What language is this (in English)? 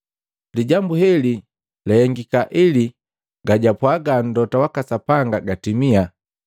Matengo